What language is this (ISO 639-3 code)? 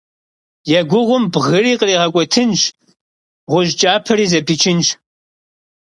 kbd